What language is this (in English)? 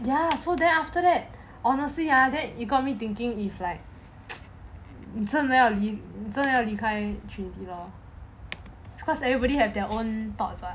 English